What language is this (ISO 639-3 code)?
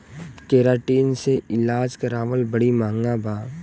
bho